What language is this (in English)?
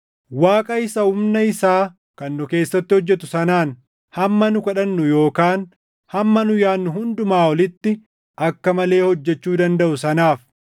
Oromo